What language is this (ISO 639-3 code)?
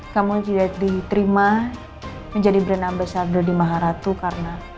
ind